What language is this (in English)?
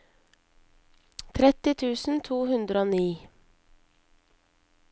Norwegian